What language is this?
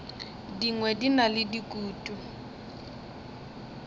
Northern Sotho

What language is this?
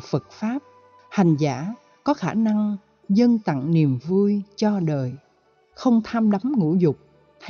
Vietnamese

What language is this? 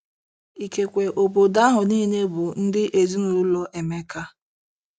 Igbo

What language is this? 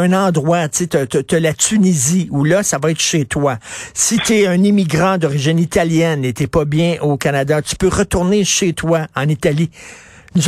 French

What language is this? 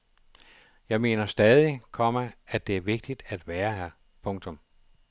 Danish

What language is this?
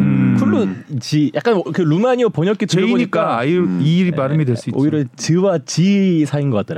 Korean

